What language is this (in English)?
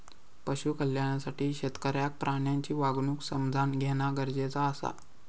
Marathi